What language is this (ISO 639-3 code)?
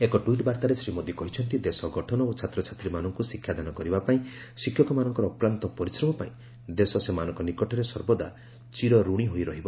ori